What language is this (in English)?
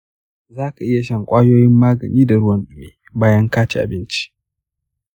Hausa